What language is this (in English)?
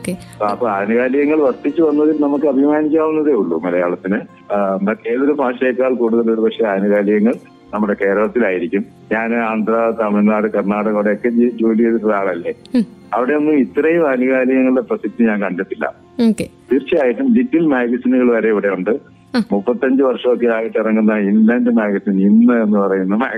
Malayalam